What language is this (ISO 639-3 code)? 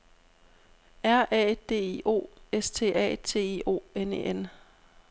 dan